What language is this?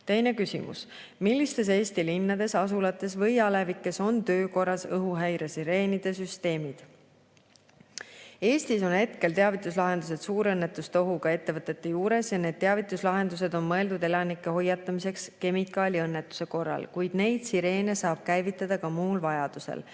Estonian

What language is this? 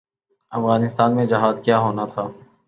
Urdu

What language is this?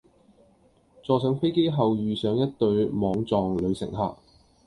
Cantonese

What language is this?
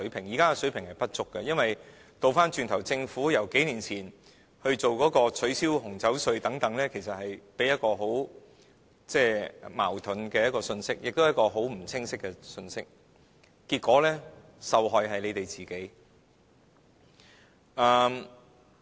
Cantonese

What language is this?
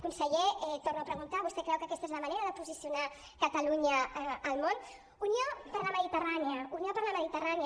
Catalan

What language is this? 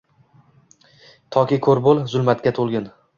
Uzbek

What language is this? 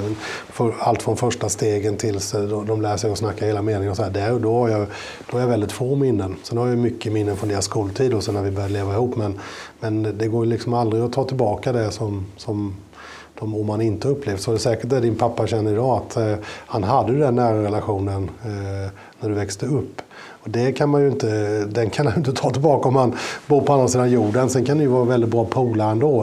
Swedish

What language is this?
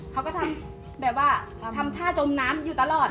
Thai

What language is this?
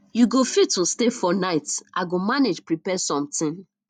Nigerian Pidgin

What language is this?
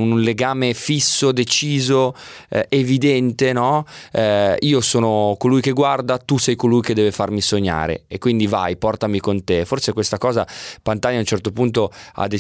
Italian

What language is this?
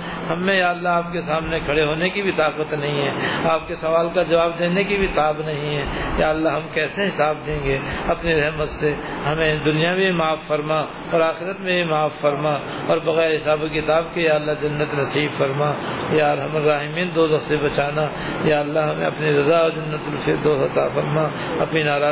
Urdu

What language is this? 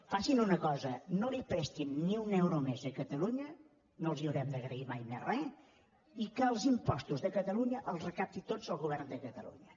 Catalan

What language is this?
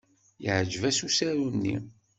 Kabyle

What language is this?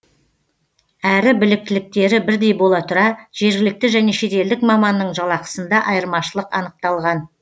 Kazakh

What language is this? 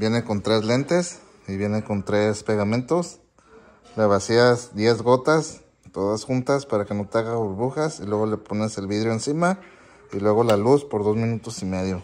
Spanish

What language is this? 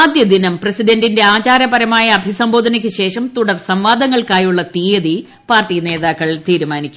Malayalam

